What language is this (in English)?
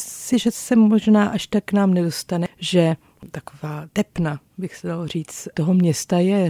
Czech